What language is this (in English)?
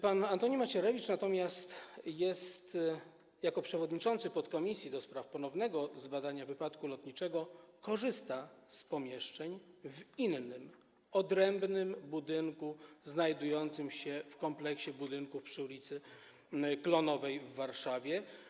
Polish